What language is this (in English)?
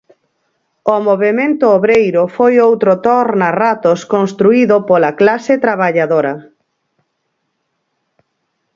Galician